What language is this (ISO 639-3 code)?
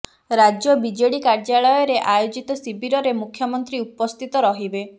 ori